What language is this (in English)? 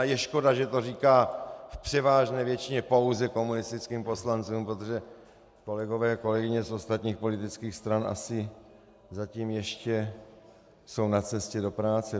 Czech